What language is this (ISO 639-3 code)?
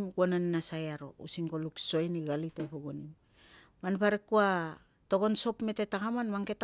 lcm